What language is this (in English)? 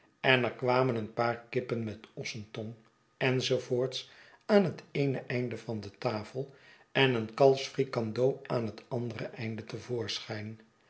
Dutch